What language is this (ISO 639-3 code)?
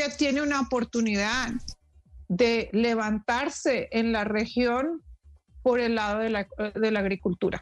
spa